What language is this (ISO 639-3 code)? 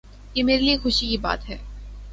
urd